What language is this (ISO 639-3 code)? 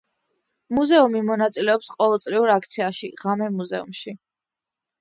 kat